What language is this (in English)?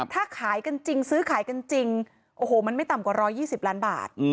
Thai